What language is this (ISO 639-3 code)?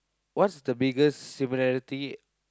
eng